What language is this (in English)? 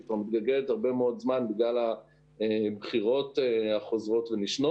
Hebrew